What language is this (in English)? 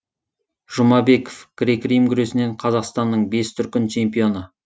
Kazakh